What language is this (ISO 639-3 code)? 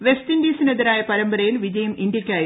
mal